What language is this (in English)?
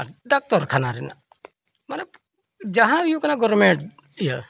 Santali